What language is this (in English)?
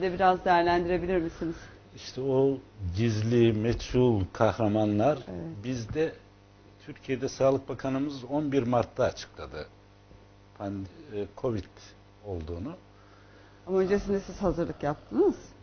Turkish